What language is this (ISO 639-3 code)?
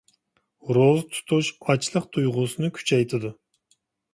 uig